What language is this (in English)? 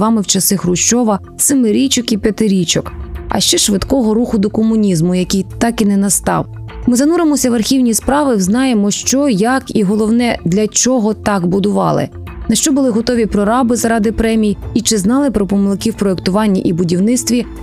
Ukrainian